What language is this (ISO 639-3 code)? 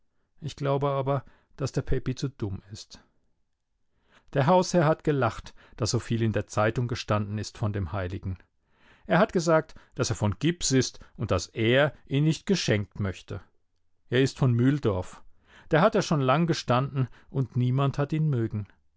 deu